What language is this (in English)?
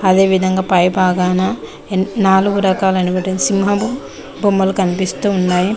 Telugu